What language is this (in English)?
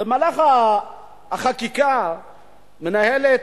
Hebrew